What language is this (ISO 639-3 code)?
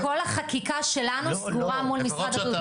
heb